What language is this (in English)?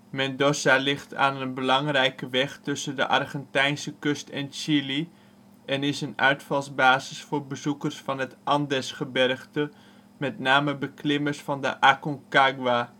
Dutch